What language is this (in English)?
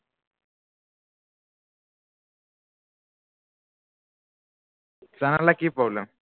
Assamese